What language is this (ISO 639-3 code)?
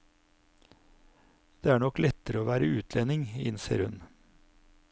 nor